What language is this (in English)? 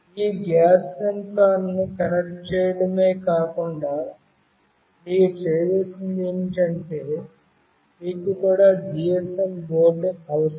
Telugu